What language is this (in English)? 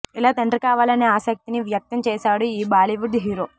Telugu